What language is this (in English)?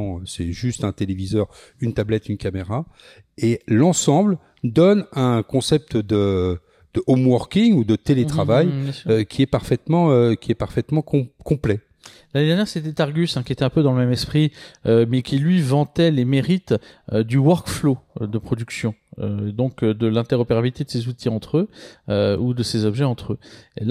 French